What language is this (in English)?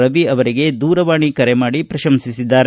Kannada